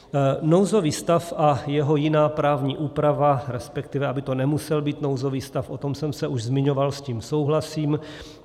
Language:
Czech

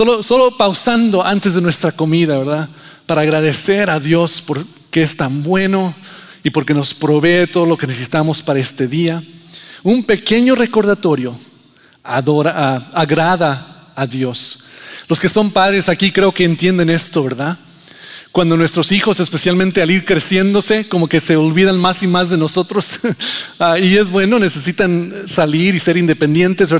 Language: Spanish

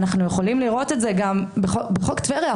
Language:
Hebrew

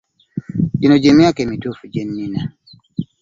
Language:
Ganda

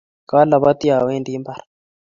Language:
Kalenjin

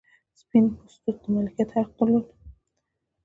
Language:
Pashto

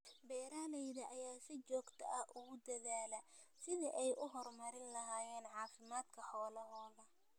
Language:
Somali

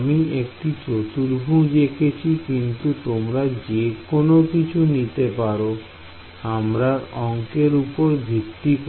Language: Bangla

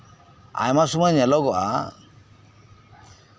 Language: Santali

